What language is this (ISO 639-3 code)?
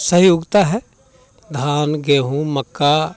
hin